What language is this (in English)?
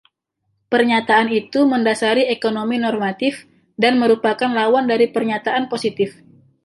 Indonesian